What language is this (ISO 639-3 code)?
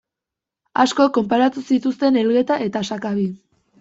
eus